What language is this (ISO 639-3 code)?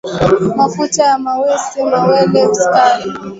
swa